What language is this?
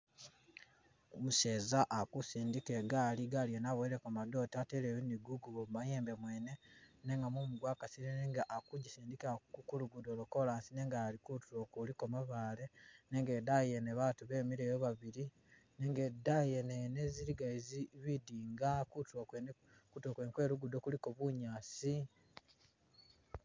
Masaaba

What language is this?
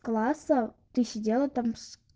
Russian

